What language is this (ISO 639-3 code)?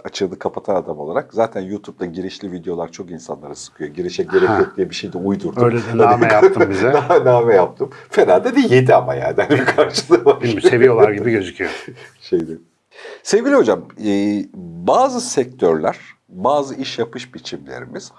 tur